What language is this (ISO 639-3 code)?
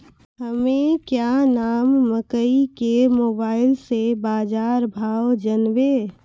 mai